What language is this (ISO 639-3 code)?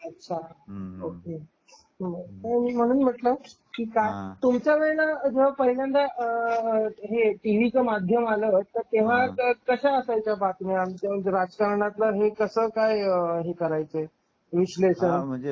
mar